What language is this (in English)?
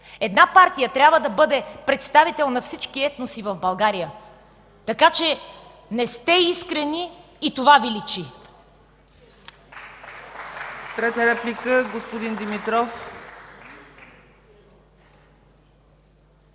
Bulgarian